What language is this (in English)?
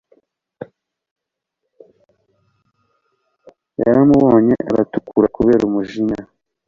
Kinyarwanda